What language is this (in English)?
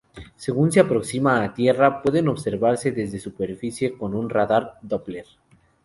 Spanish